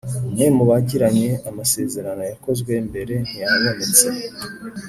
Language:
Kinyarwanda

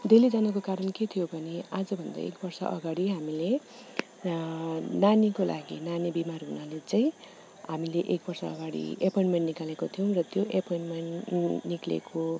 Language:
Nepali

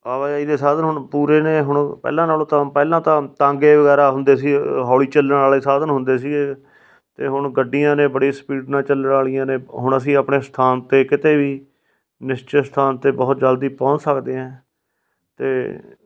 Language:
Punjabi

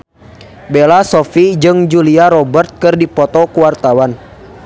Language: Sundanese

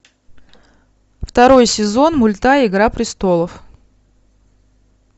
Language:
Russian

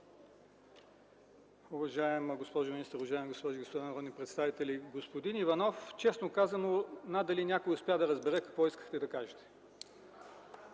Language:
Bulgarian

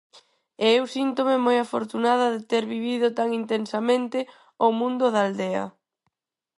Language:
Galician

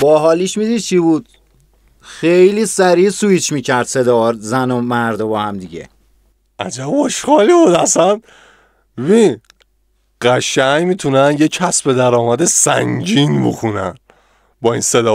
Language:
Persian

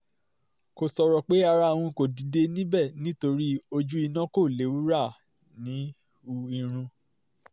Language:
Yoruba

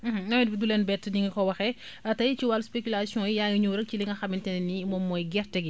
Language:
Wolof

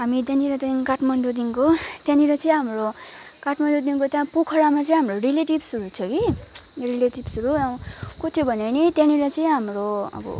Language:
Nepali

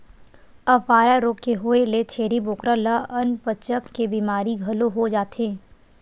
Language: Chhattisgarhi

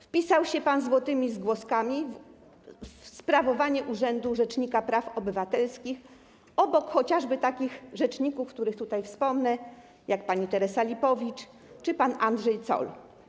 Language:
Polish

